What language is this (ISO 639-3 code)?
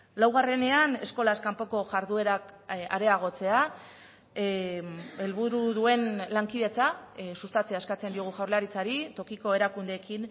eus